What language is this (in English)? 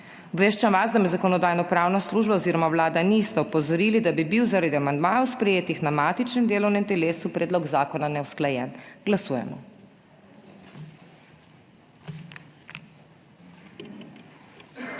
Slovenian